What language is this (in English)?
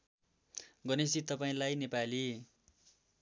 Nepali